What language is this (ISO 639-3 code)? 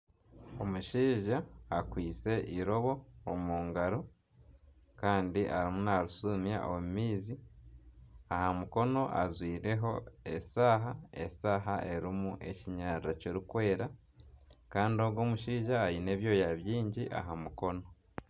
nyn